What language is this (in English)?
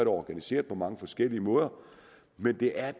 Danish